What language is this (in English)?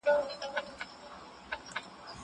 Pashto